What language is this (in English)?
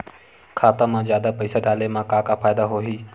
Chhattisgarhi